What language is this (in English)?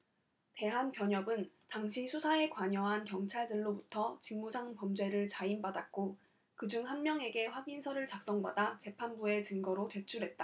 Korean